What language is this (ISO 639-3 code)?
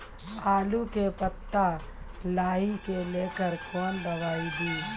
mai